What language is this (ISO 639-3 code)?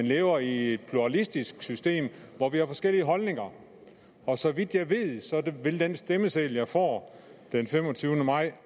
dan